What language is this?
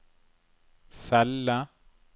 Norwegian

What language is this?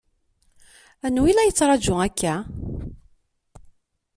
Kabyle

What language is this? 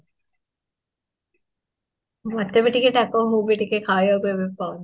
Odia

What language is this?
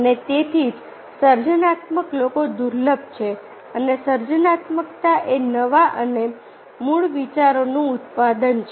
Gujarati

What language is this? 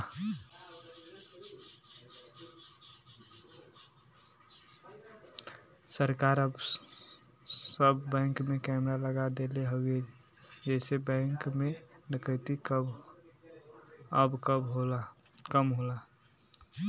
Bhojpuri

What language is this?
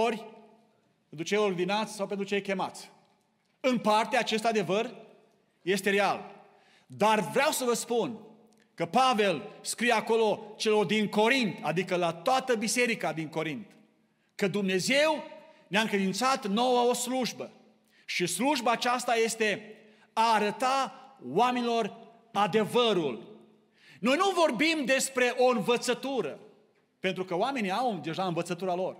Romanian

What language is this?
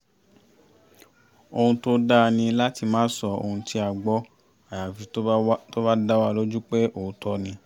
Yoruba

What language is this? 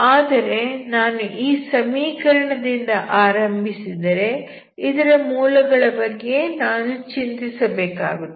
Kannada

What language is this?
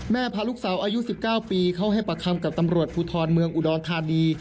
Thai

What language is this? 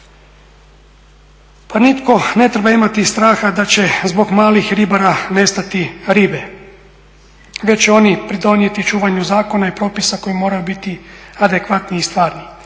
Croatian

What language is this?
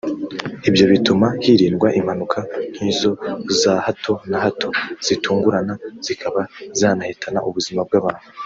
Kinyarwanda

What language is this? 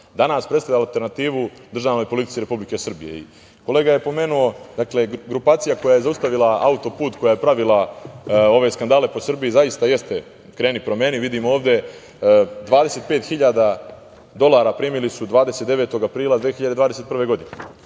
Serbian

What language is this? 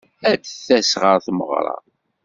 Kabyle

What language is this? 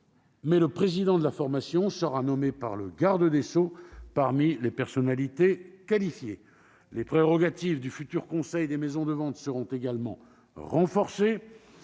French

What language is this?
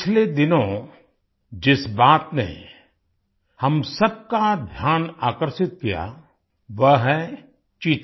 Hindi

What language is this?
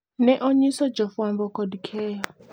Luo (Kenya and Tanzania)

